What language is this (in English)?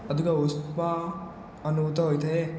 Odia